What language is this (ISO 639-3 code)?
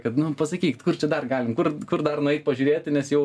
lit